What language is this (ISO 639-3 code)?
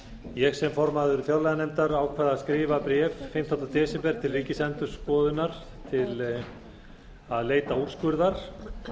isl